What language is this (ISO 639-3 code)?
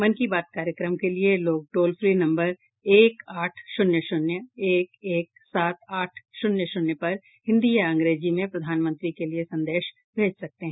hin